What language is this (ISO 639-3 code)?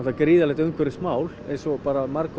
isl